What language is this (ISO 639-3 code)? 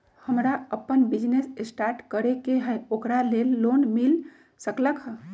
mag